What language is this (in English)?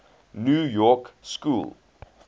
English